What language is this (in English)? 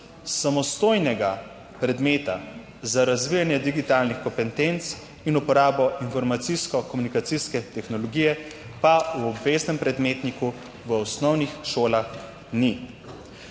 Slovenian